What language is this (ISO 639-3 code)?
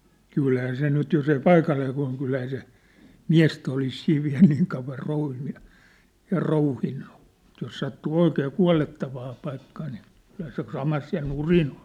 fin